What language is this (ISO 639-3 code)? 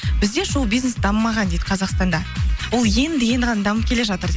kaz